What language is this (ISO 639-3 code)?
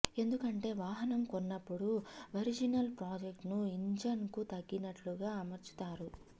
tel